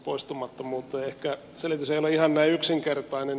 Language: Finnish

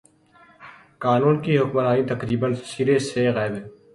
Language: Urdu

